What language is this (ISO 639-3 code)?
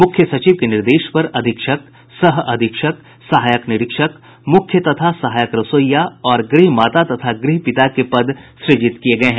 hin